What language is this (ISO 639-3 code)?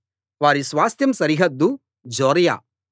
tel